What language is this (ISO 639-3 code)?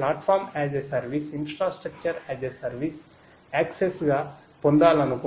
tel